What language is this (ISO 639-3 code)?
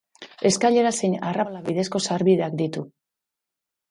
eus